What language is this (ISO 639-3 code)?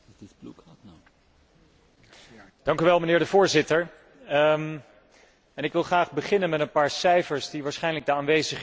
nld